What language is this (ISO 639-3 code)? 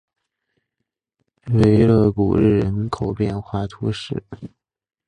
zho